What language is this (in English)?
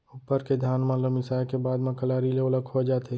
Chhattisgarhi